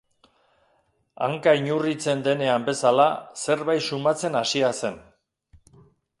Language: Basque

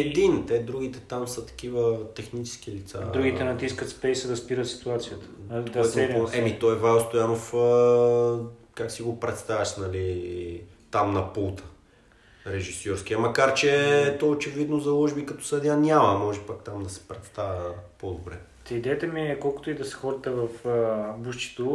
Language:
Bulgarian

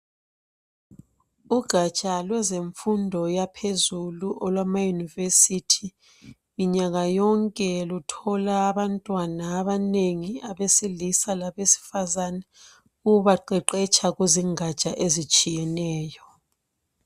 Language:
North Ndebele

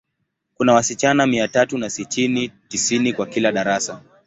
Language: Swahili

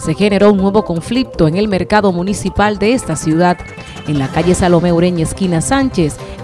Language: Spanish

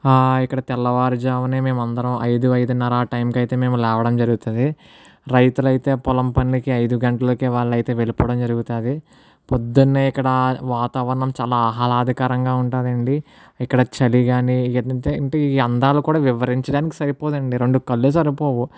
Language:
Telugu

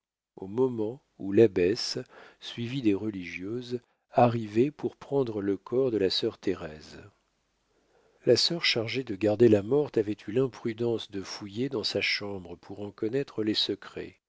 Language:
French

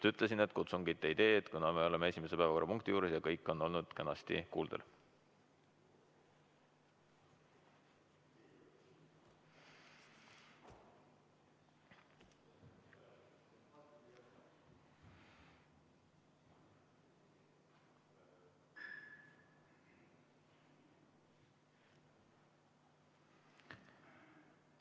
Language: Estonian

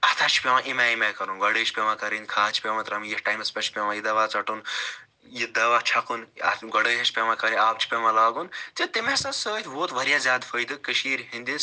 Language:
Kashmiri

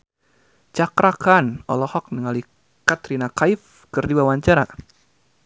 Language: Sundanese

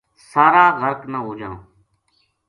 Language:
Gujari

